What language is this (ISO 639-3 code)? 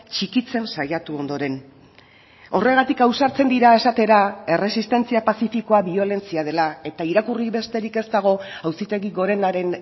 eus